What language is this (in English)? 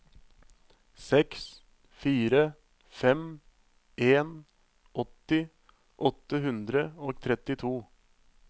Norwegian